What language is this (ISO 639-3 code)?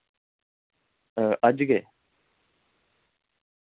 doi